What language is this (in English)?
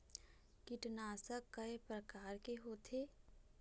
Chhattisgarhi